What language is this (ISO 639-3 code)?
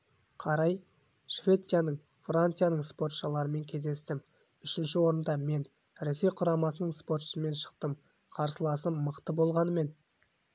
kaz